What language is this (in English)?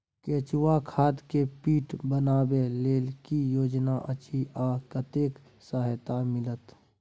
Maithili